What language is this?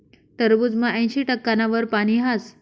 Marathi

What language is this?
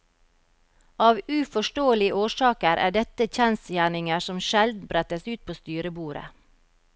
Norwegian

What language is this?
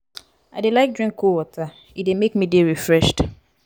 Nigerian Pidgin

